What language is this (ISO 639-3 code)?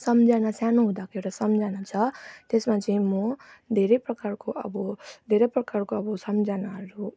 nep